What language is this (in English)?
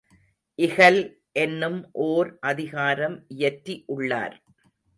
Tamil